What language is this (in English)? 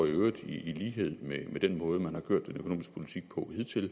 Danish